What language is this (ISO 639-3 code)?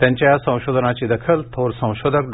mar